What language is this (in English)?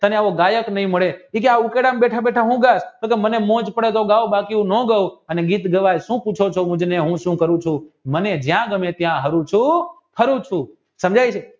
Gujarati